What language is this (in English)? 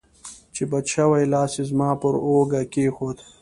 Pashto